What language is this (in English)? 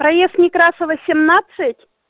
Russian